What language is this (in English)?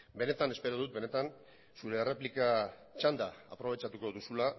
Basque